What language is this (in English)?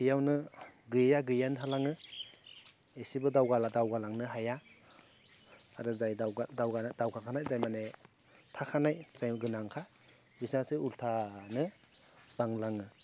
Bodo